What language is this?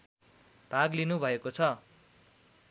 Nepali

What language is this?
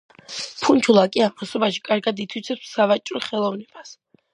Georgian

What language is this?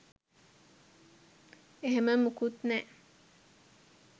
Sinhala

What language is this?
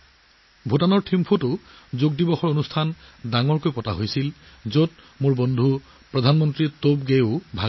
Assamese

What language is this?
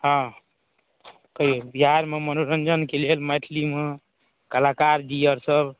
Maithili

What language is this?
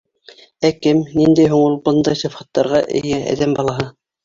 Bashkir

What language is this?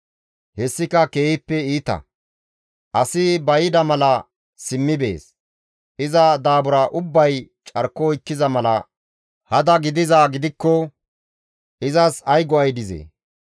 Gamo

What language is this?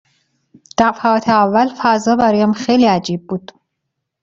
Persian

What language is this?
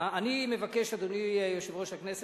Hebrew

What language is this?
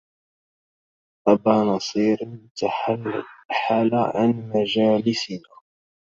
Arabic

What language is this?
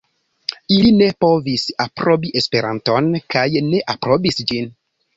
Esperanto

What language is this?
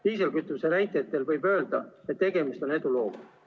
Estonian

